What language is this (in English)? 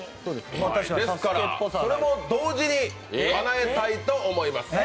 Japanese